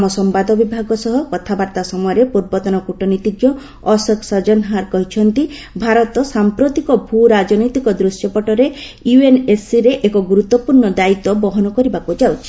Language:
Odia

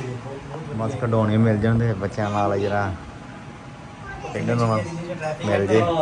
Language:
Punjabi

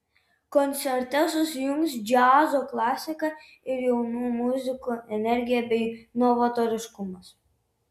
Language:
Lithuanian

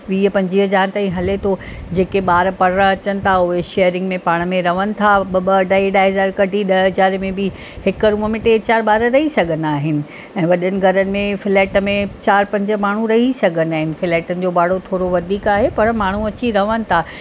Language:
Sindhi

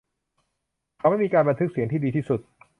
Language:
Thai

